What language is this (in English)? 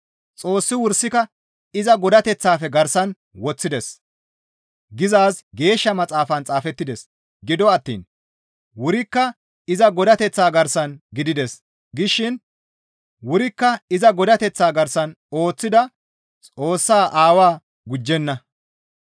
Gamo